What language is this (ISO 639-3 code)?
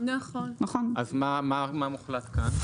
heb